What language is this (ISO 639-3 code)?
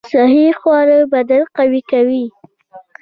pus